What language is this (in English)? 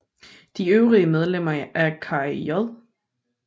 Danish